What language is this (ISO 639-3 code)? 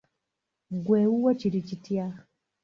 lug